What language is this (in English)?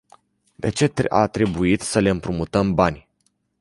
Romanian